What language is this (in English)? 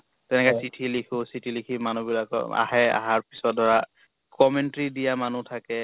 Assamese